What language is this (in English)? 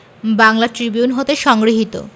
Bangla